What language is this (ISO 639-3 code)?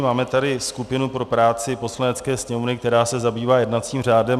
ces